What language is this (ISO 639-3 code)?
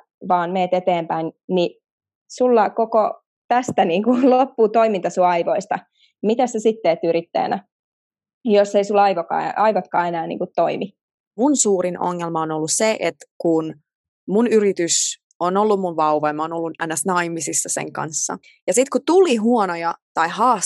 fin